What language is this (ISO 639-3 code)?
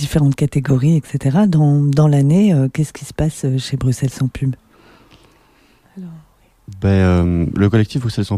fra